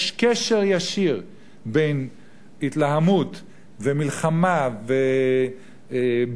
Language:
Hebrew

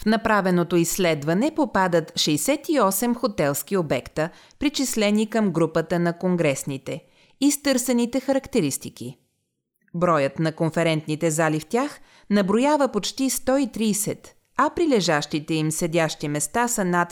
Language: Bulgarian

